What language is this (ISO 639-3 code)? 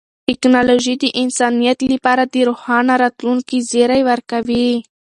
pus